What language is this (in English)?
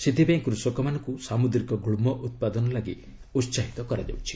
Odia